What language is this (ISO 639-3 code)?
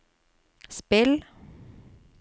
nor